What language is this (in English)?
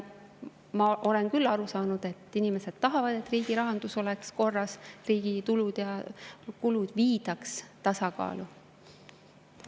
Estonian